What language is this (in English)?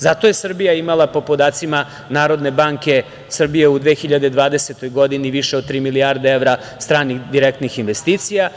Serbian